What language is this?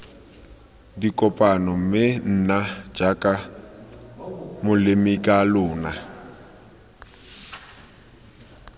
Tswana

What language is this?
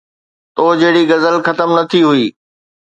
Sindhi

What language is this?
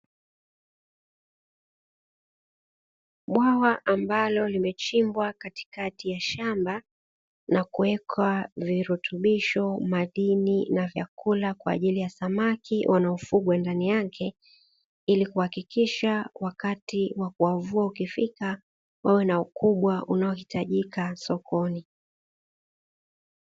Swahili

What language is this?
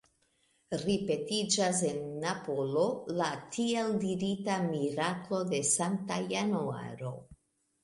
Esperanto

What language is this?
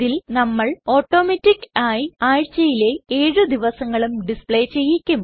Malayalam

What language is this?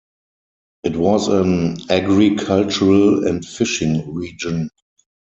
English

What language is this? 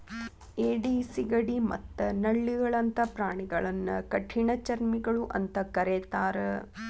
Kannada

